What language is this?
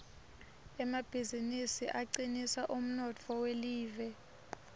Swati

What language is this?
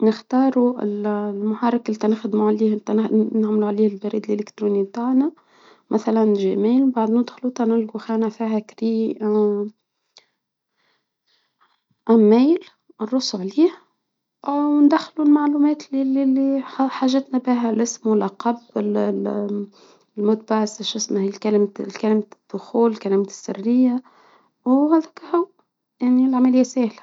Tunisian Arabic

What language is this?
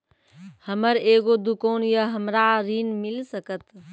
Maithili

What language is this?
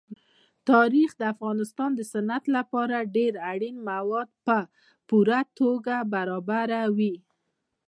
Pashto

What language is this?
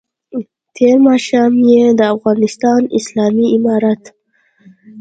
Pashto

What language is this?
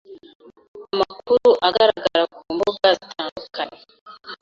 Kinyarwanda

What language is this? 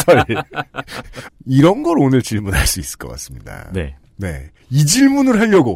Korean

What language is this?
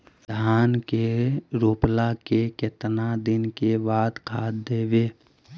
Magahi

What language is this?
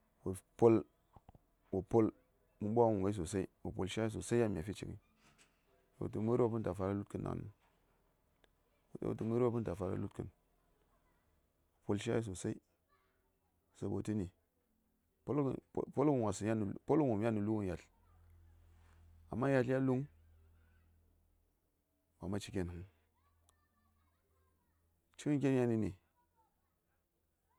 Saya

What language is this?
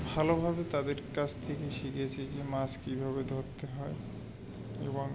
Bangla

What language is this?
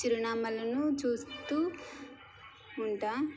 Telugu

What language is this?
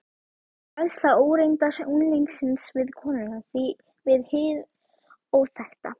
Icelandic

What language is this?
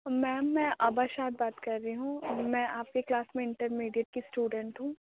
Urdu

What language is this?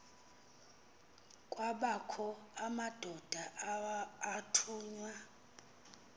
Xhosa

